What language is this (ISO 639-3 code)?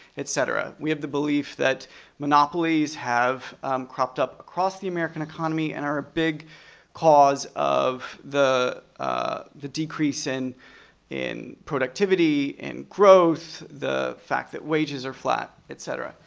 eng